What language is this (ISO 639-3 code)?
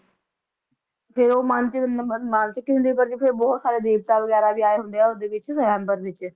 pan